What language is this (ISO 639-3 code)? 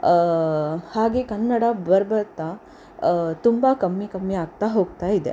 kan